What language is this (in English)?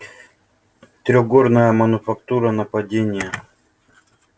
Russian